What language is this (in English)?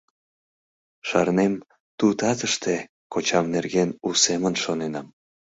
Mari